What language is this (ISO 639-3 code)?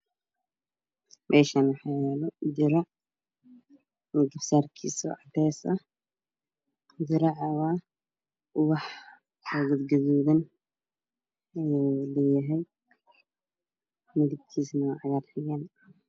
som